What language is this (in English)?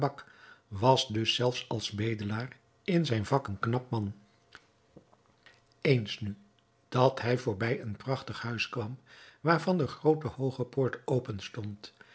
Dutch